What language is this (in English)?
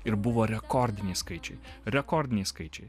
Lithuanian